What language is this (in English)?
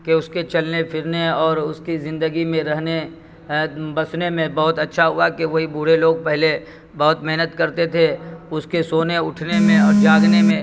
Urdu